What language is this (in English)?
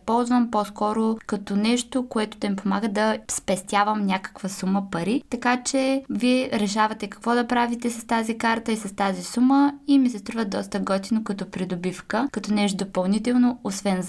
Bulgarian